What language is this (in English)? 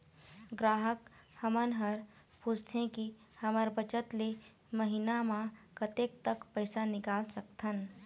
Chhattisgarhi